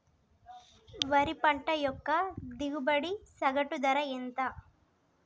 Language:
Telugu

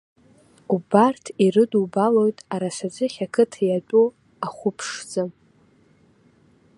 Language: Abkhazian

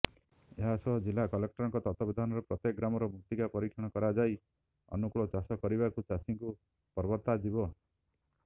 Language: Odia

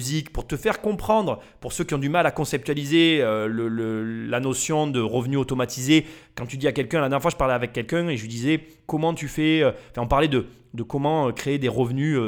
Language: French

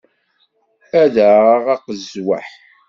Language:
Kabyle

